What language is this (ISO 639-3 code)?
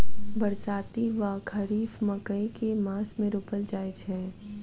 mai